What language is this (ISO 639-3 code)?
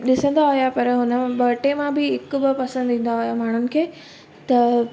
snd